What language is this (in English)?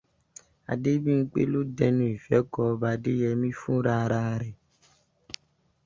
Yoruba